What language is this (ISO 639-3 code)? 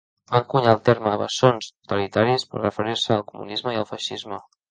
cat